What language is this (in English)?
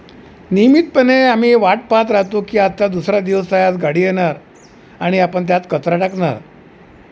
Marathi